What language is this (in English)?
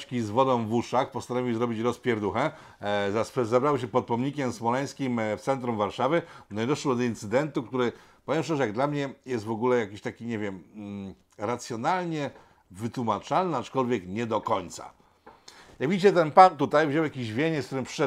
Polish